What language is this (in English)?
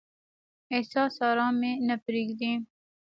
Pashto